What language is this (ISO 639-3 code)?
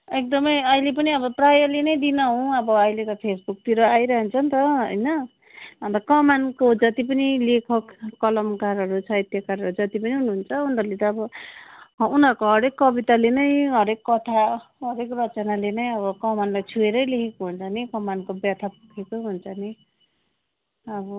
nep